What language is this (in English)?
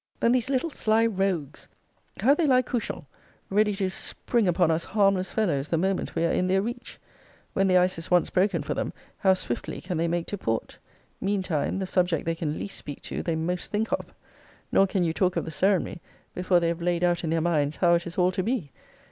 English